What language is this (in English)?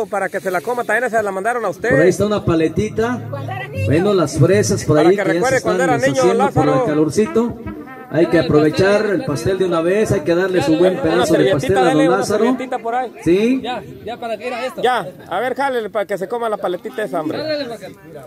Spanish